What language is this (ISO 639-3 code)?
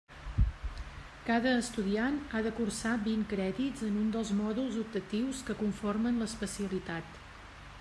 cat